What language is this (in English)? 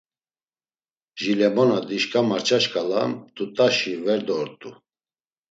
Laz